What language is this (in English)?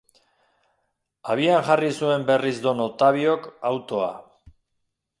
Basque